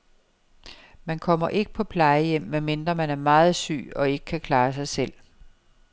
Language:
Danish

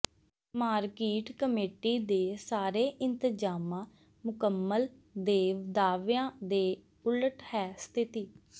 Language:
Punjabi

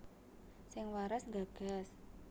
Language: Javanese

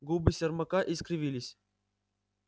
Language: Russian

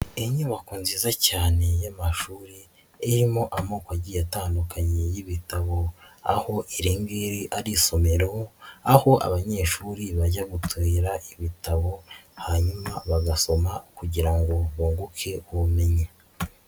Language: Kinyarwanda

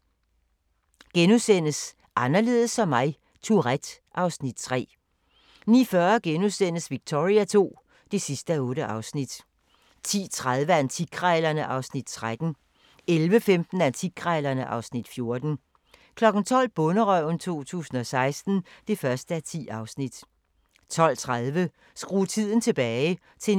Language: Danish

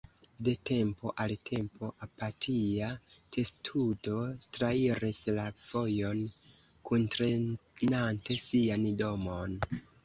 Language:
Esperanto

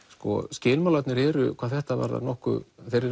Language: Icelandic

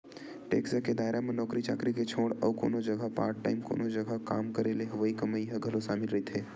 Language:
Chhattisgarhi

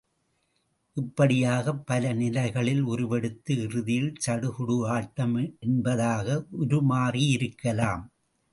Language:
Tamil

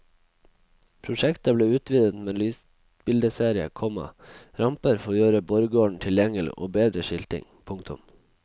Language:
Norwegian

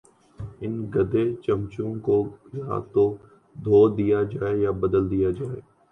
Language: Urdu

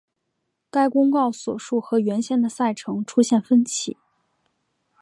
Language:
Chinese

